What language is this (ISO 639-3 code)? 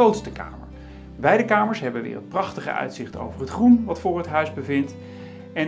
nld